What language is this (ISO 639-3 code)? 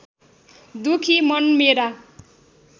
nep